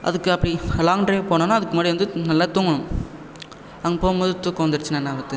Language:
Tamil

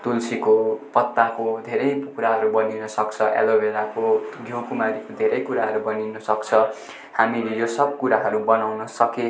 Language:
Nepali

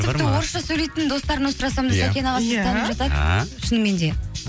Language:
Kazakh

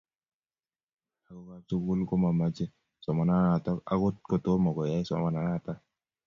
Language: Kalenjin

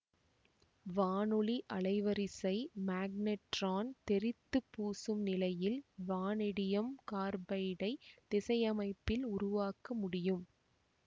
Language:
Tamil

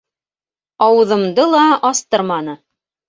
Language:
Bashkir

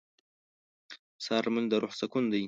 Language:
Pashto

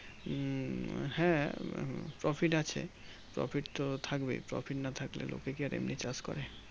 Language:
Bangla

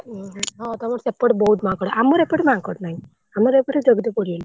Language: Odia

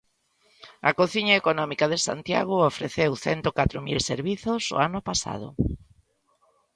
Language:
Galician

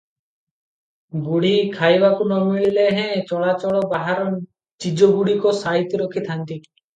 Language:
Odia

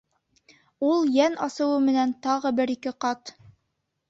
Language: Bashkir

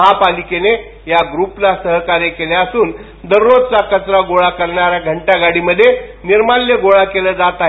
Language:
Marathi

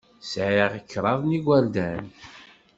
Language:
Kabyle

